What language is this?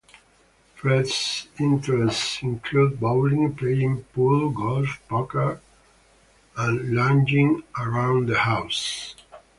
English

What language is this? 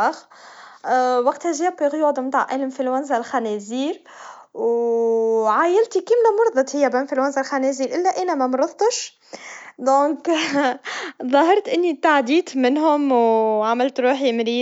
Tunisian Arabic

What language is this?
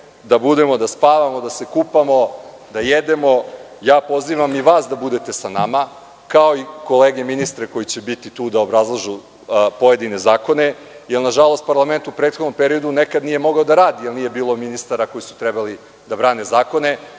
Serbian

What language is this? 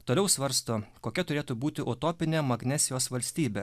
Lithuanian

